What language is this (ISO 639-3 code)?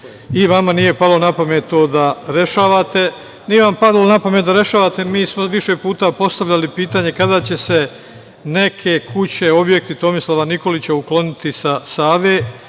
srp